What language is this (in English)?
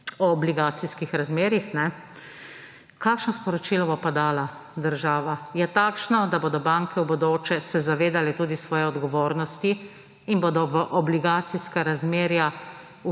Slovenian